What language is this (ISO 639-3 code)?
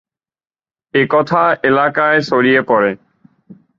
ben